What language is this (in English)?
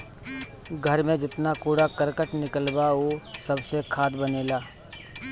Bhojpuri